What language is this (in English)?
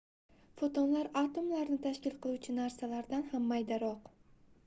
Uzbek